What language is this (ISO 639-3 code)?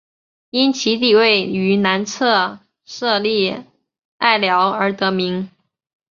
zho